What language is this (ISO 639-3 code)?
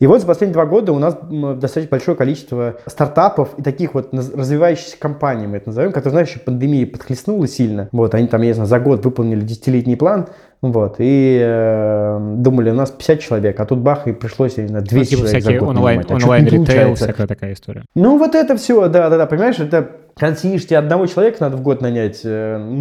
rus